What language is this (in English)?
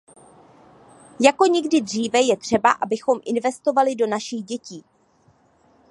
Czech